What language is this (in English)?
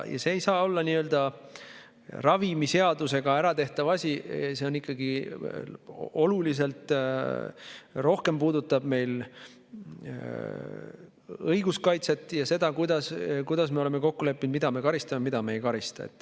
Estonian